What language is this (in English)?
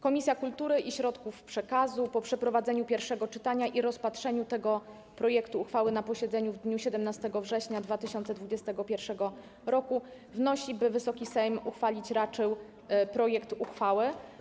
Polish